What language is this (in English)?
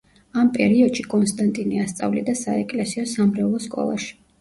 Georgian